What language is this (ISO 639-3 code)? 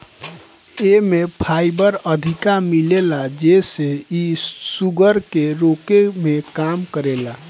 bho